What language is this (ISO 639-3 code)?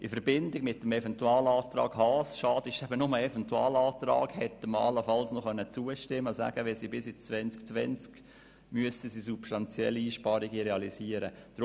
gsw